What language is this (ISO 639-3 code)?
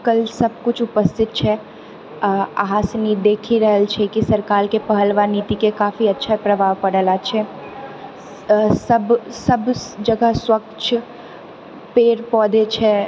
mai